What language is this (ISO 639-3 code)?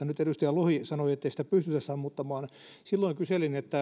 fin